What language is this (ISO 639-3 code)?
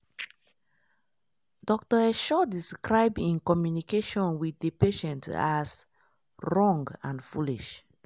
pcm